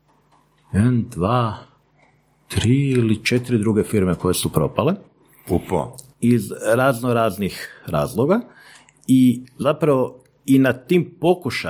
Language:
Croatian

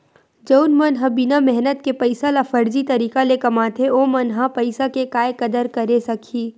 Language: Chhattisgarhi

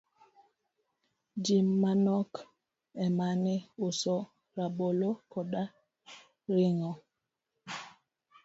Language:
Luo (Kenya and Tanzania)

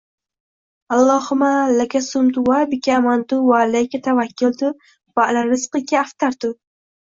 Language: Uzbek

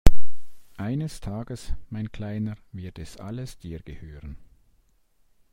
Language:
German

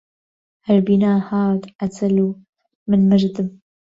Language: Central Kurdish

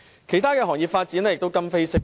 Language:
Cantonese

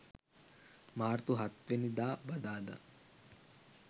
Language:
Sinhala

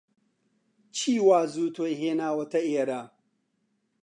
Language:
Central Kurdish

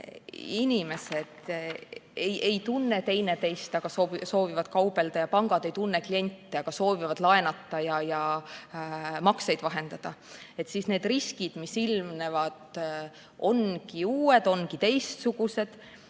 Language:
Estonian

